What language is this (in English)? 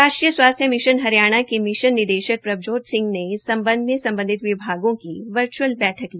Hindi